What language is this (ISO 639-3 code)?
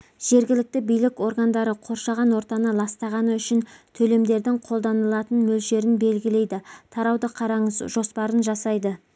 kaz